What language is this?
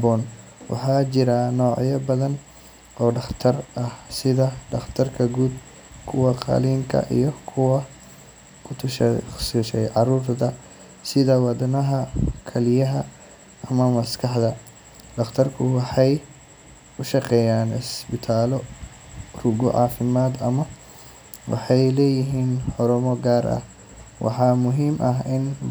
Somali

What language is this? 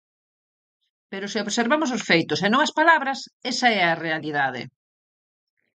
Galician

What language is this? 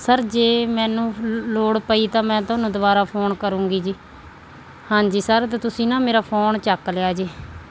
Punjabi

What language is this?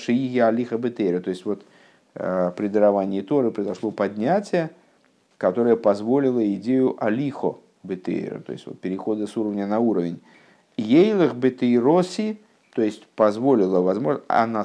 Russian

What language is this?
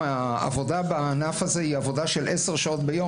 Hebrew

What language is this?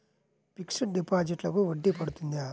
Telugu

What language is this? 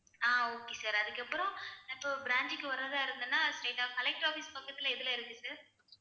Tamil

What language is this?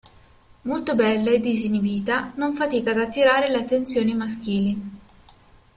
Italian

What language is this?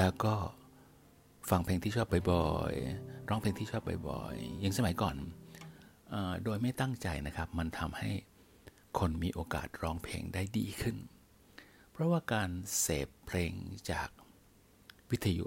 Thai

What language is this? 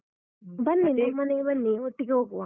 Kannada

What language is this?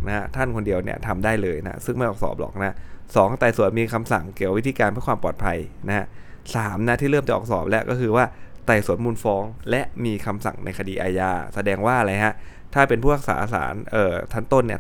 Thai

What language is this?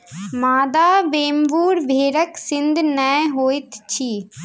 Maithili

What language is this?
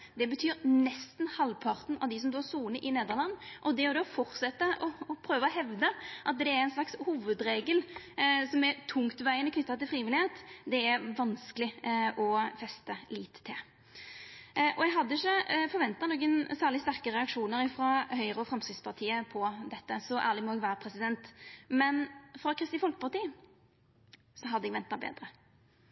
Norwegian Nynorsk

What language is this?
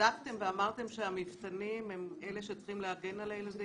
Hebrew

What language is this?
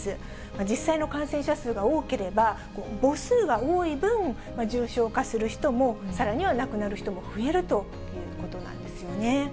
Japanese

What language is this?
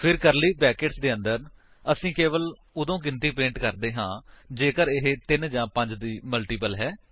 Punjabi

